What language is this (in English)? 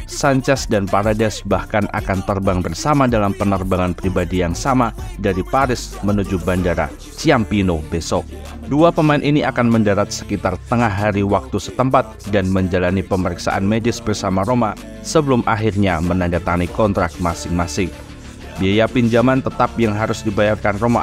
Indonesian